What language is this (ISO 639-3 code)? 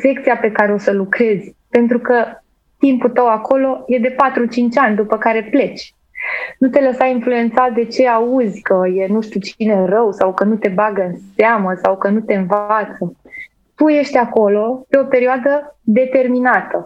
ron